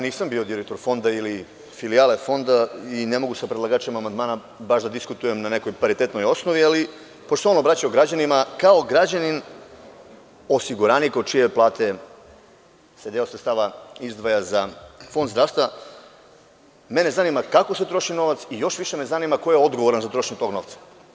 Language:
Serbian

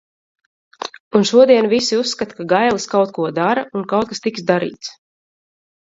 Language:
Latvian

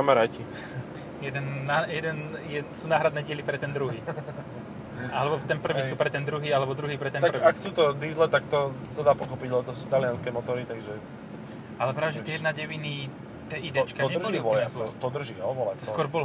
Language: Slovak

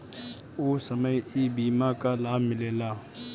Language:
Bhojpuri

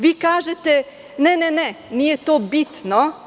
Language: Serbian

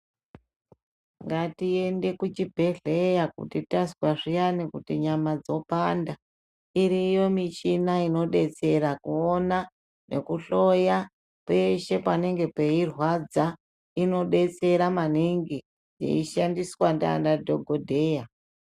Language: Ndau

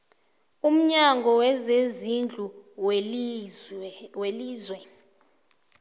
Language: South Ndebele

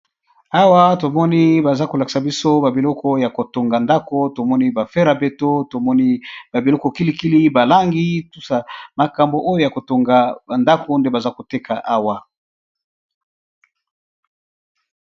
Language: Lingala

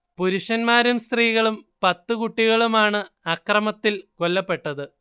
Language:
Malayalam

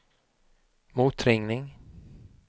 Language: Swedish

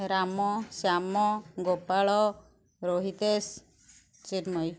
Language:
Odia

